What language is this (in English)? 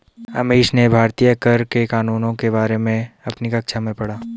Hindi